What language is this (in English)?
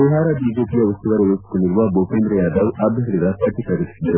Kannada